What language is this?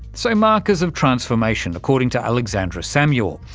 English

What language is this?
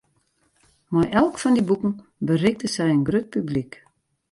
Western Frisian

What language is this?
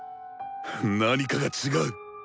Japanese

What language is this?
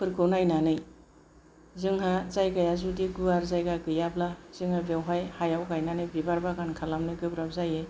Bodo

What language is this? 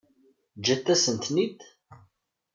Kabyle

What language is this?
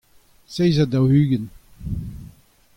Breton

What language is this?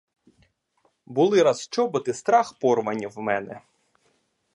Ukrainian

